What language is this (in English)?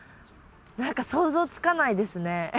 Japanese